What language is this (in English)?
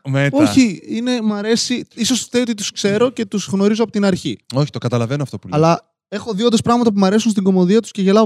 Greek